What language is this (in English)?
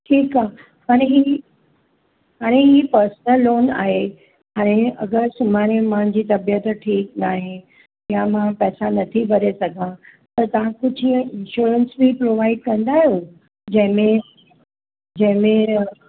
Sindhi